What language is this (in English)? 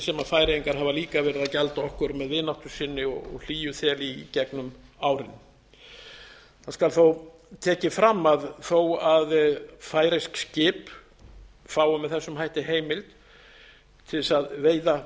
Icelandic